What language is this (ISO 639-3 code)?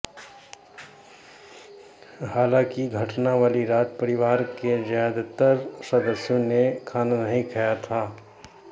hin